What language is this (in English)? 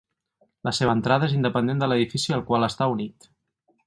Catalan